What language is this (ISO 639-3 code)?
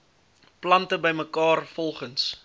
afr